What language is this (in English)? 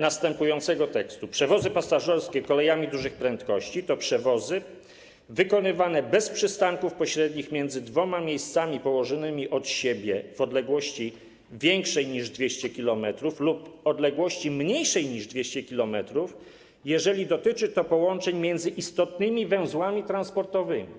Polish